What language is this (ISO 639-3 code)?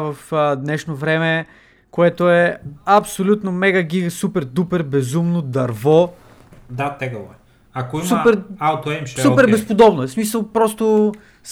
bul